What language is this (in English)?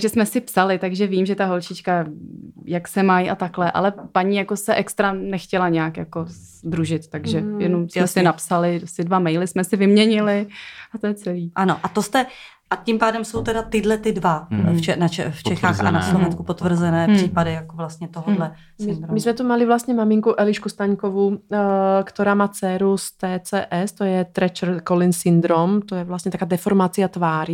Czech